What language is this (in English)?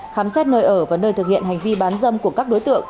Vietnamese